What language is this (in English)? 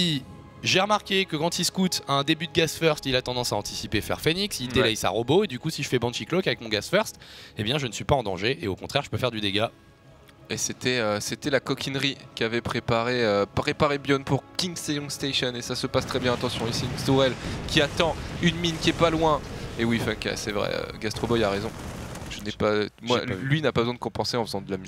French